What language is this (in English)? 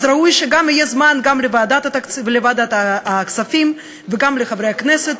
Hebrew